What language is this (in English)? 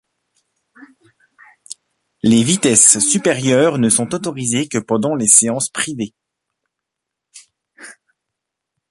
French